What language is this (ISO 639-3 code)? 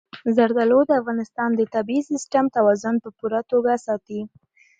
pus